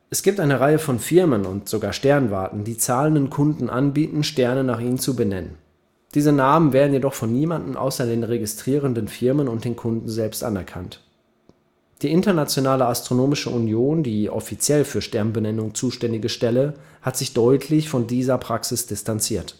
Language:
German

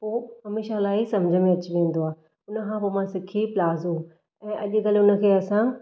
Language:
Sindhi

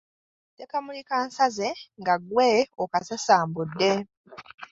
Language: Ganda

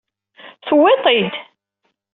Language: Kabyle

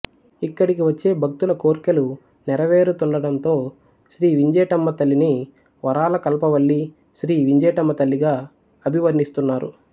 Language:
Telugu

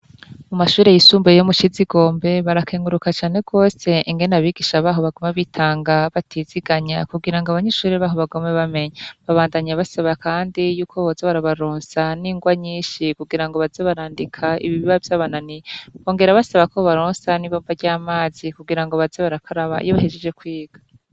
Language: Rundi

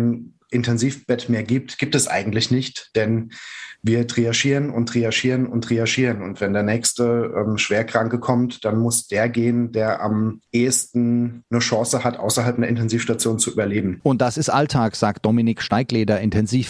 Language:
German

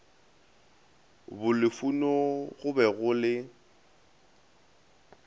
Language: Northern Sotho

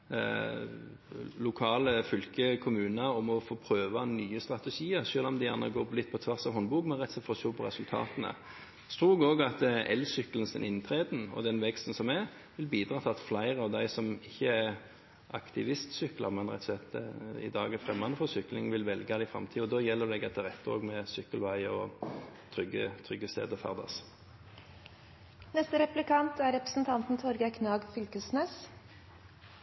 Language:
Norwegian Bokmål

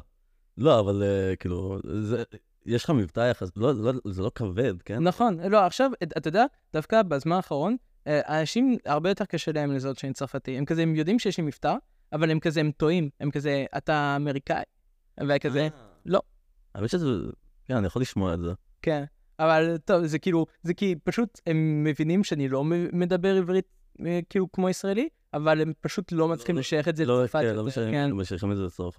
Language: Hebrew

